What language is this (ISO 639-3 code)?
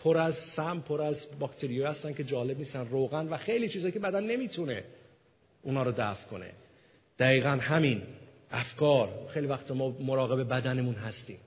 fas